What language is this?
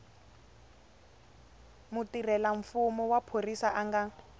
Tsonga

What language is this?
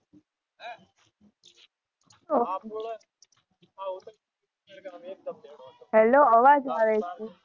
Gujarati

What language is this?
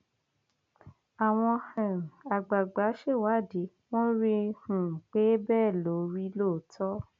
Yoruba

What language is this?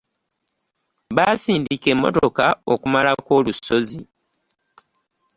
Ganda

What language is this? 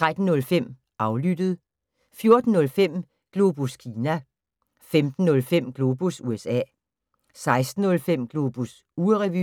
Danish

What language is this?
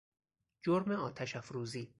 Persian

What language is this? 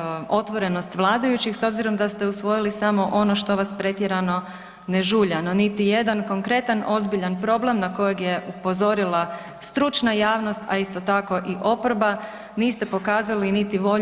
Croatian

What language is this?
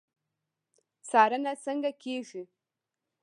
Pashto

